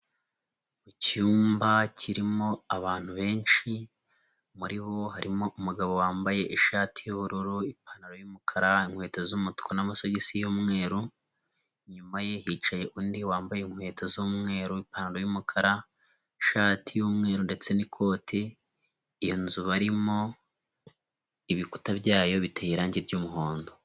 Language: Kinyarwanda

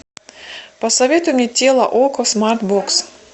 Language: Russian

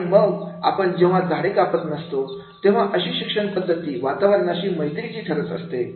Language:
Marathi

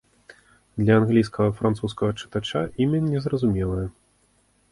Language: Belarusian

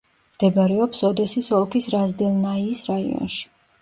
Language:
Georgian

